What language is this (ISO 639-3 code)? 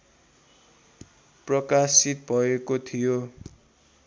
nep